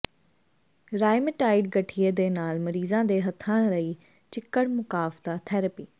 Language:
Punjabi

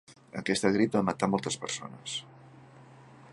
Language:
Catalan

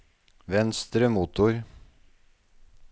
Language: Norwegian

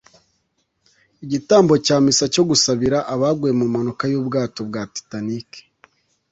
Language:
Kinyarwanda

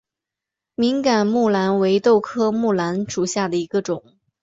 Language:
Chinese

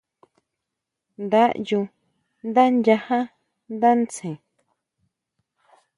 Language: Huautla Mazatec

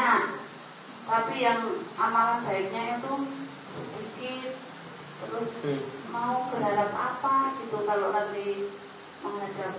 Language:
Indonesian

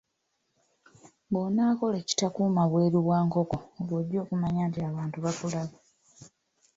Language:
Ganda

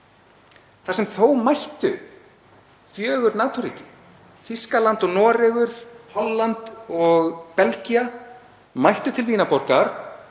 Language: Icelandic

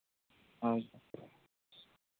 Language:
Santali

